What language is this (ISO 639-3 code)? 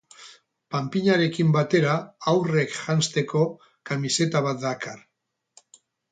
eus